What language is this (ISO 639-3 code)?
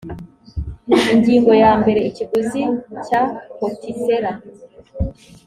kin